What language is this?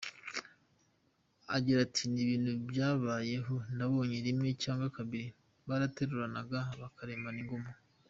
Kinyarwanda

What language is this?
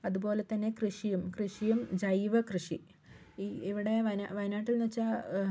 Malayalam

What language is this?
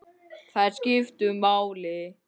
Icelandic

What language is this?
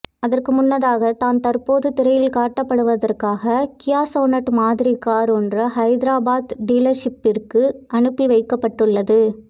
Tamil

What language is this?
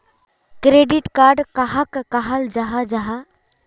Magahi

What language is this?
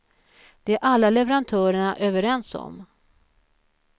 Swedish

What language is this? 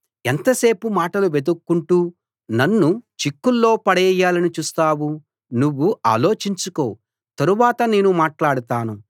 Telugu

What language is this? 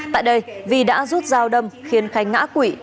Vietnamese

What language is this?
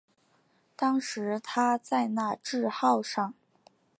Chinese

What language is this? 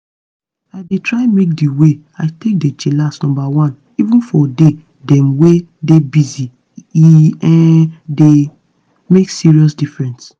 Nigerian Pidgin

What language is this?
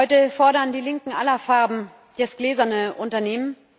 German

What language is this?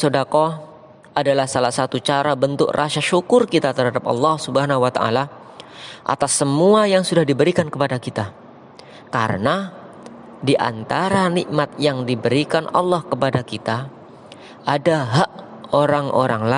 Indonesian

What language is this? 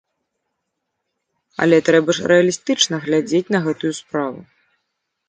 Belarusian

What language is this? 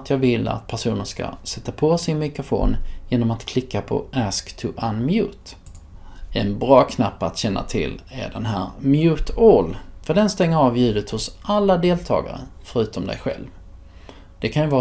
Swedish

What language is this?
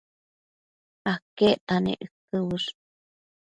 Matsés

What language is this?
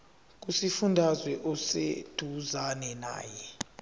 Zulu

